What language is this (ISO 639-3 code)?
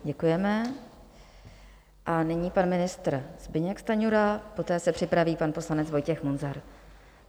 ces